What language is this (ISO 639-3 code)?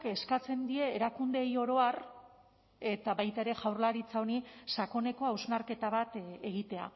eus